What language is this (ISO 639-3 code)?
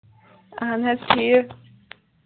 kas